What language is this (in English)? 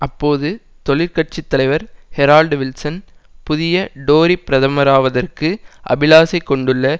Tamil